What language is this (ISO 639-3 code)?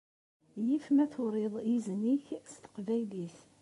kab